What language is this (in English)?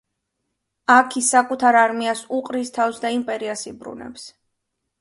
Georgian